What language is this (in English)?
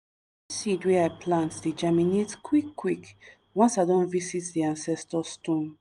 Nigerian Pidgin